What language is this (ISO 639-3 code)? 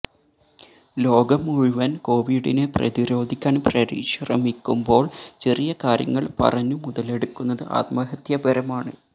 mal